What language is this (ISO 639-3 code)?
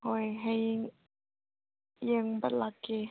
mni